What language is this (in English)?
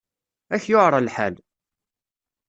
Kabyle